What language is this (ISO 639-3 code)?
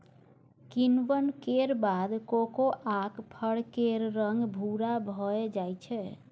mai